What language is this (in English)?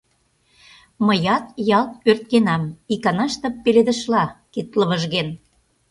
Mari